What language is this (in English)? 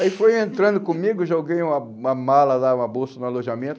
Portuguese